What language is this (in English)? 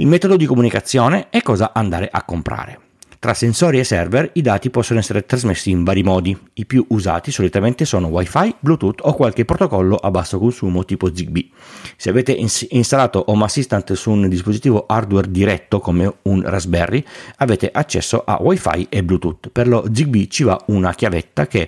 Italian